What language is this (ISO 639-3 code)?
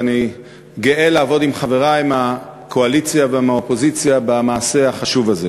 heb